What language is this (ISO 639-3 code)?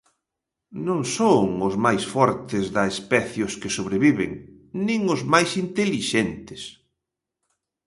glg